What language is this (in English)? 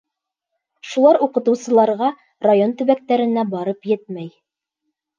Bashkir